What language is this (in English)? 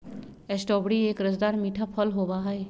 Magahi